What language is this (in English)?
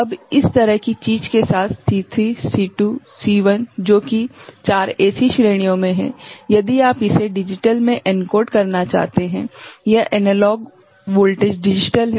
Hindi